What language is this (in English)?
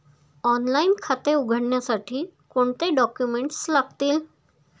Marathi